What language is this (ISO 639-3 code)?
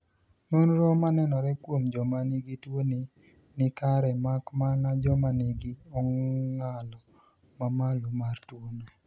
luo